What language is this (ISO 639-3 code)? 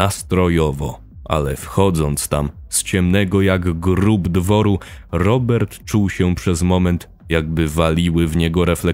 pol